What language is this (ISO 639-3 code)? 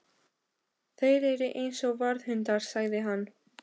isl